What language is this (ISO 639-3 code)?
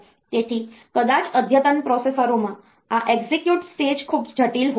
guj